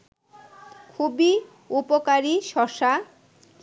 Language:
Bangla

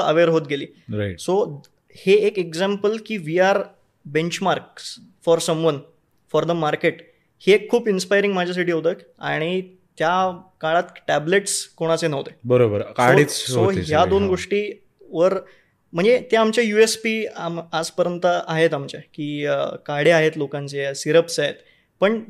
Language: Marathi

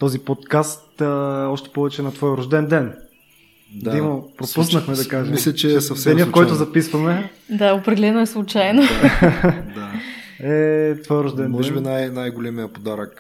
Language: Bulgarian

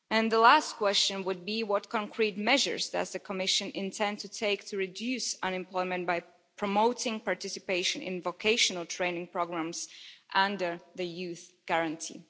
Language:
English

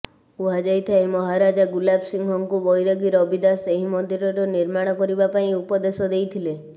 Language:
Odia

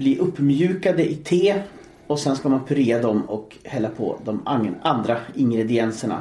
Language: Swedish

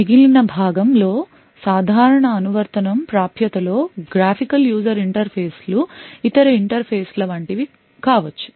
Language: Telugu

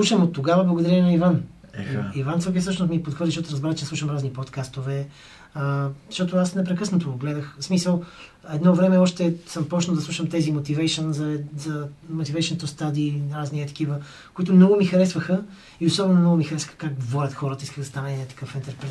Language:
Bulgarian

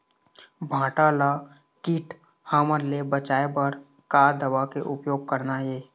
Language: Chhattisgarhi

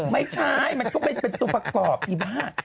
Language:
Thai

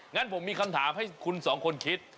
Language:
Thai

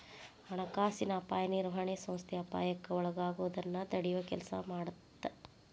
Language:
Kannada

